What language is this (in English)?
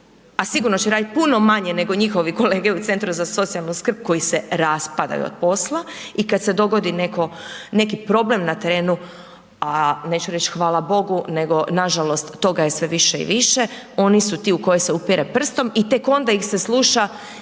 Croatian